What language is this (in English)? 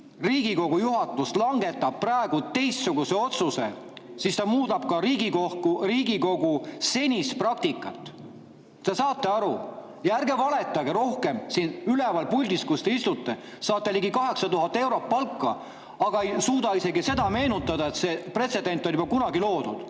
Estonian